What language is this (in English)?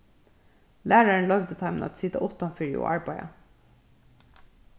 Faroese